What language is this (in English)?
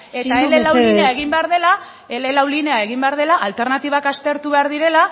Basque